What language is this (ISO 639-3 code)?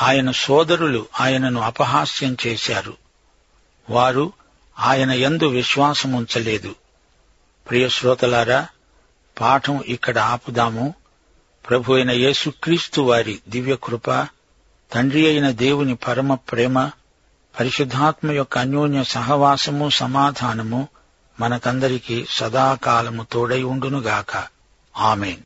tel